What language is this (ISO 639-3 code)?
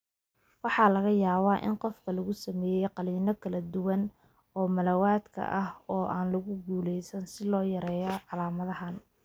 som